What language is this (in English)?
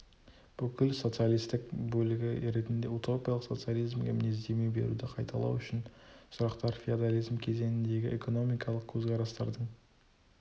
Kazakh